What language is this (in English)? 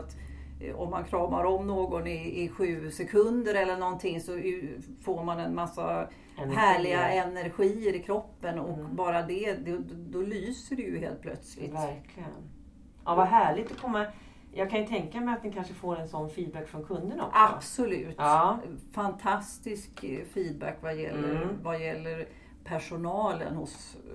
Swedish